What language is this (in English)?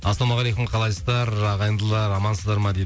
Kazakh